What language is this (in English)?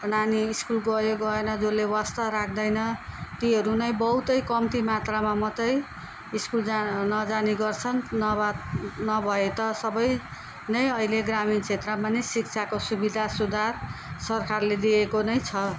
Nepali